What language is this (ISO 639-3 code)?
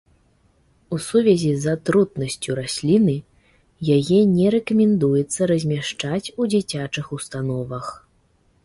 bel